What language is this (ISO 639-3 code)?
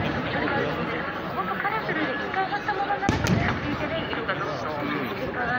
jpn